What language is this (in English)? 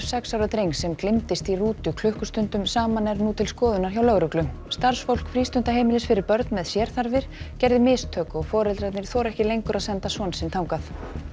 Icelandic